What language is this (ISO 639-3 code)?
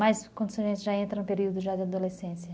por